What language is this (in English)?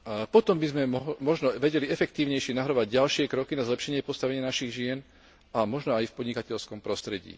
Slovak